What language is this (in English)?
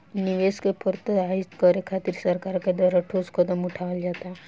Bhojpuri